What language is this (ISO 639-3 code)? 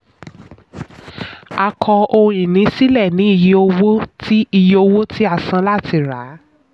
yor